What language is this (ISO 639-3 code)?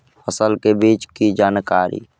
mag